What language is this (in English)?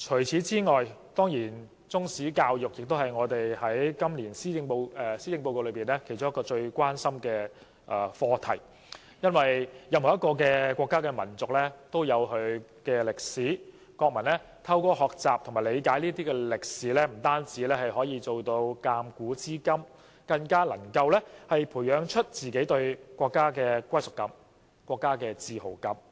Cantonese